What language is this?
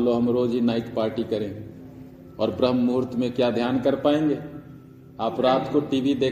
Hindi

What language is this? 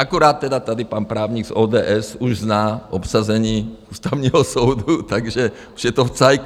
Czech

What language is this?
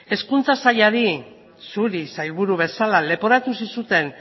Basque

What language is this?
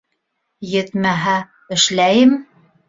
Bashkir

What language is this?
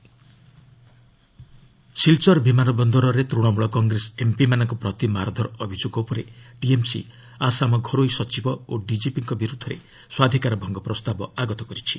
Odia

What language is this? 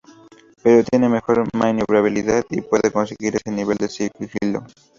Spanish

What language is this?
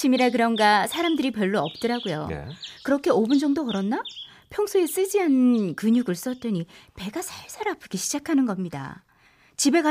Korean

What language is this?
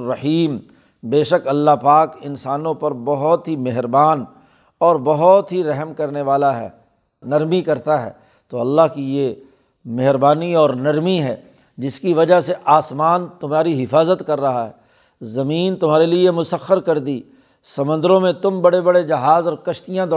Urdu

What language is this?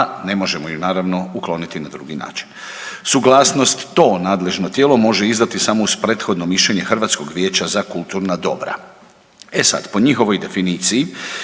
Croatian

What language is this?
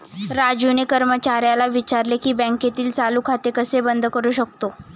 Marathi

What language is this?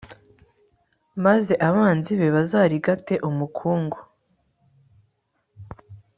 Kinyarwanda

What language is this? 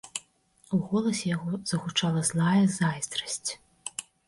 Belarusian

